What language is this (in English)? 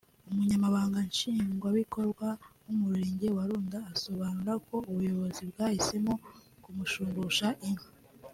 Kinyarwanda